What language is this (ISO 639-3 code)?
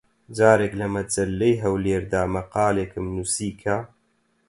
ckb